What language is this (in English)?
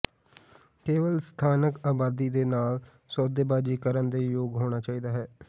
Punjabi